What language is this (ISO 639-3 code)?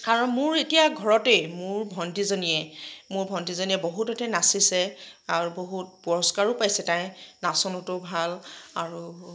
asm